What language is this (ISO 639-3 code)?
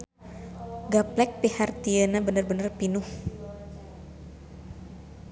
sun